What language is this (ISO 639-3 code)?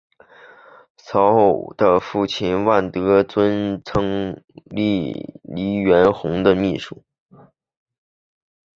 zho